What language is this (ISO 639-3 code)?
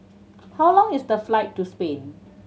eng